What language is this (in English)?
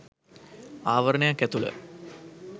Sinhala